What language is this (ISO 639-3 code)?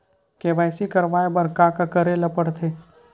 hne